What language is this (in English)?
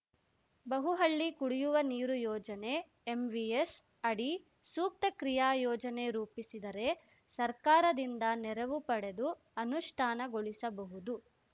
Kannada